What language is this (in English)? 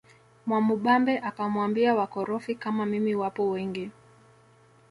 Swahili